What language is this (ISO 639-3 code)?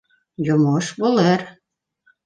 bak